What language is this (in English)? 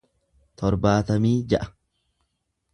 Oromo